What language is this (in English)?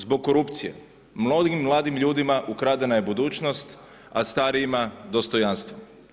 Croatian